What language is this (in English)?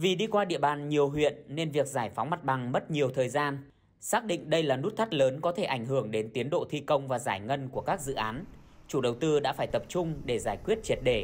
Vietnamese